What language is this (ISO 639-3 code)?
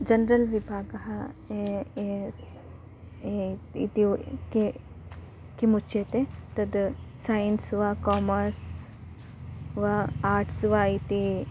san